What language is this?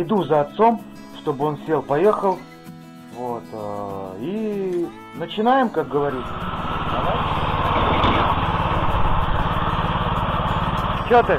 Russian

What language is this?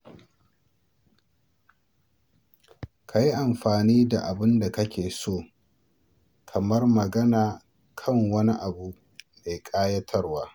Hausa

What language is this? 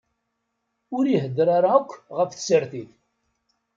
Kabyle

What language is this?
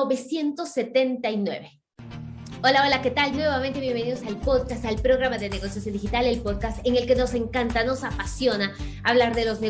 Spanish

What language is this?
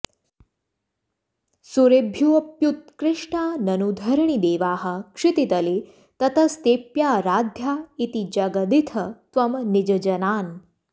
Sanskrit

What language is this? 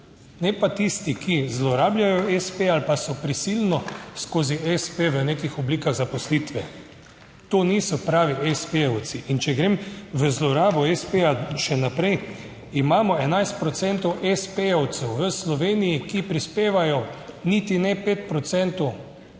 Slovenian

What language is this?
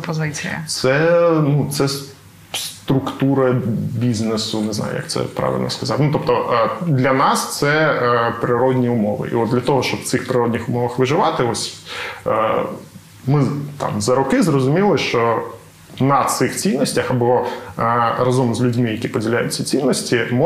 Ukrainian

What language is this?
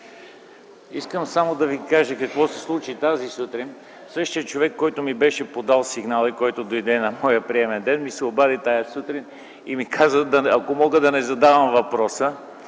Bulgarian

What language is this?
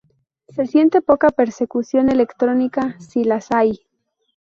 Spanish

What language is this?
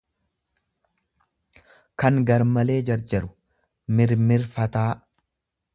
Oromo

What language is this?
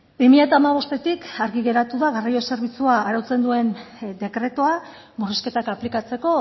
Basque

